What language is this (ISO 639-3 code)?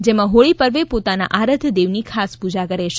guj